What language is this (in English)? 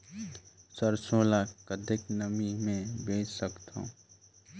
Chhattisgarhi